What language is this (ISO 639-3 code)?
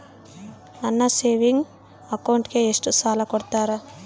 kan